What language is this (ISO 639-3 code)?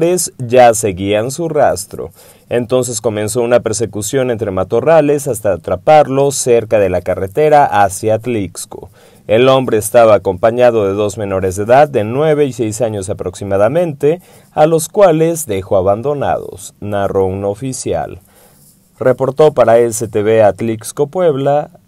spa